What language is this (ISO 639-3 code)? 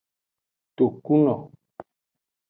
ajg